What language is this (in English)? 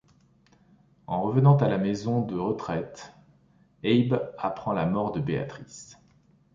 French